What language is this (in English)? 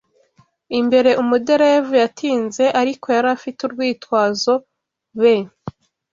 Kinyarwanda